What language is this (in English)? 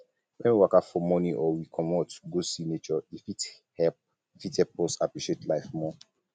Nigerian Pidgin